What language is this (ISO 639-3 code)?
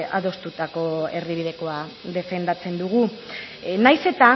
eus